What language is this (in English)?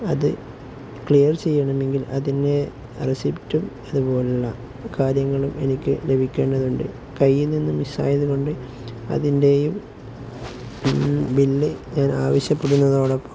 Malayalam